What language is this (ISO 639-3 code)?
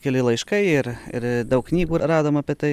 lit